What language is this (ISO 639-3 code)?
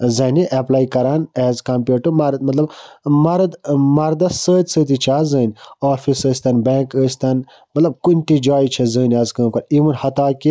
kas